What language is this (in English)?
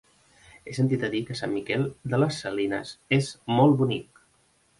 Catalan